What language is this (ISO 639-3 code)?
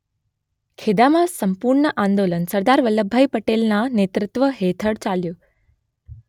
guj